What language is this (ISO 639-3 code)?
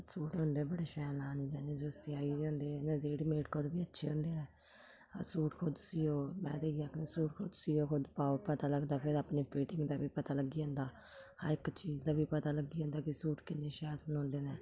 doi